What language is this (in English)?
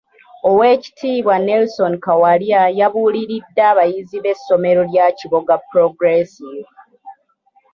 Ganda